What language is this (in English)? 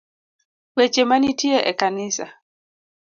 Luo (Kenya and Tanzania)